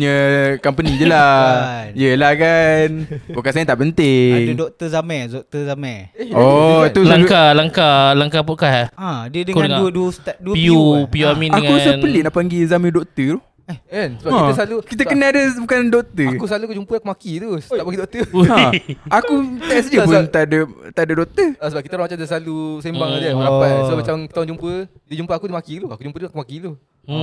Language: Malay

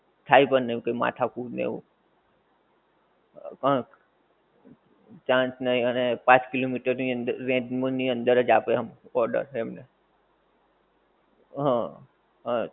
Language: Gujarati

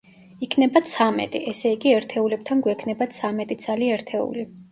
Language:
Georgian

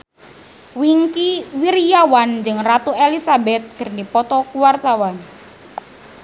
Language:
Sundanese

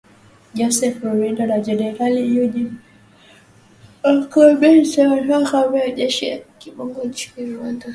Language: Swahili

